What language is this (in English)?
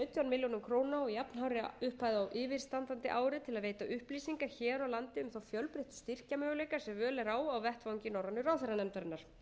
Icelandic